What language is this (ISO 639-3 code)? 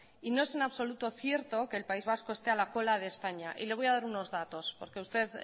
spa